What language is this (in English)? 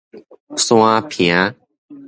Min Nan Chinese